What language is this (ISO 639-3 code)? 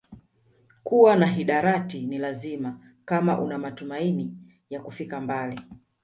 swa